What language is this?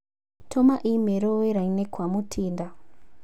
Kikuyu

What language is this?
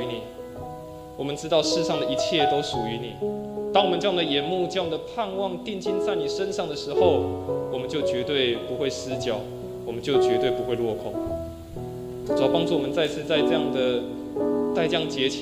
Chinese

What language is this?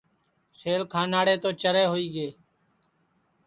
Sansi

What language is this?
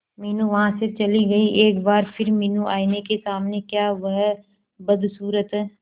Hindi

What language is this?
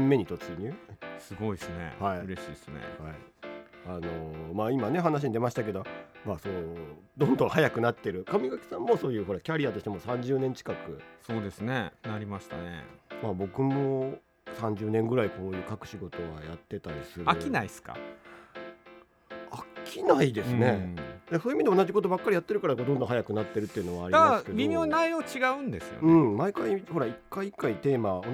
Japanese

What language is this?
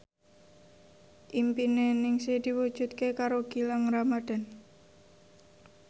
Javanese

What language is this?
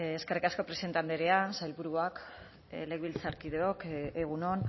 Basque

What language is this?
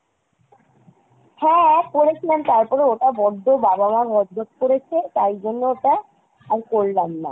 Bangla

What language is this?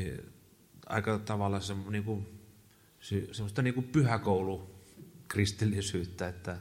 Finnish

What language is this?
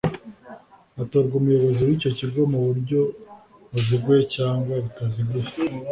Kinyarwanda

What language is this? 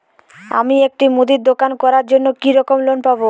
Bangla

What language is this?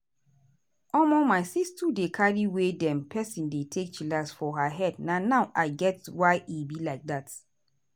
Nigerian Pidgin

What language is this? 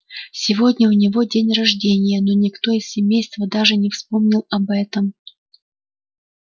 Russian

